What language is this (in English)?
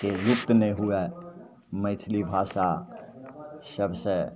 Maithili